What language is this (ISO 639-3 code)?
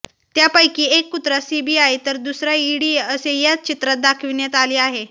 mar